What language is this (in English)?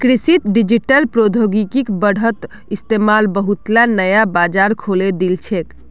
Magahi